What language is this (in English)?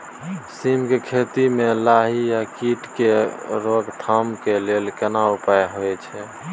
Maithili